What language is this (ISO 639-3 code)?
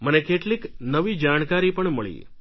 guj